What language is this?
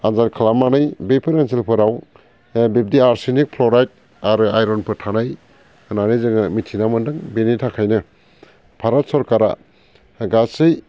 Bodo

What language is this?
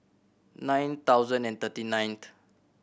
English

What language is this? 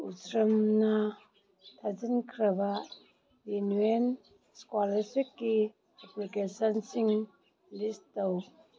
Manipuri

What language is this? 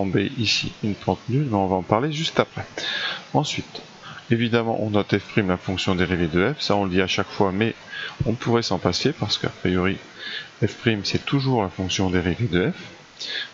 French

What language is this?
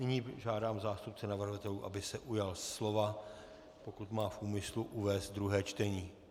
Czech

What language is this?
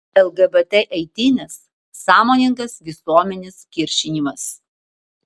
Lithuanian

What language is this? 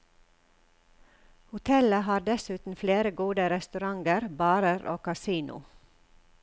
Norwegian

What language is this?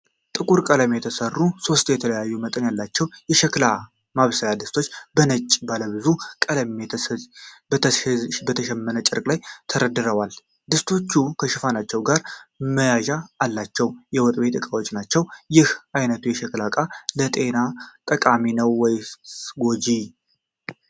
Amharic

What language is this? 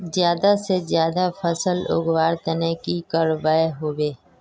Magahi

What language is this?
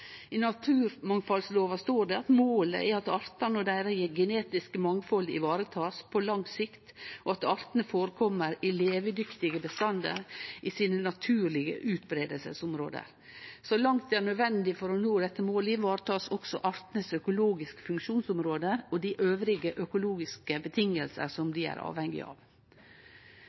Norwegian Nynorsk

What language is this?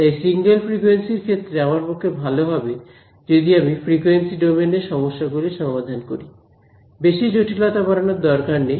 Bangla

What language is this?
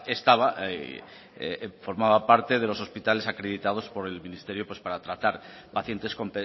Spanish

